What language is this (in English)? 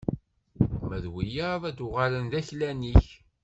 Kabyle